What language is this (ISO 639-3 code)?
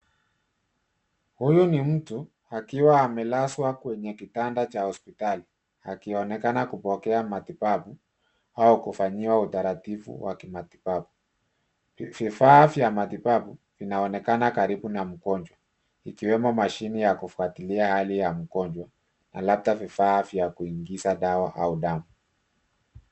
swa